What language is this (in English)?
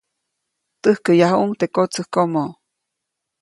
Copainalá Zoque